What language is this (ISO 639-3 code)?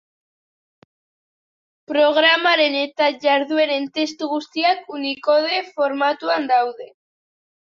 eus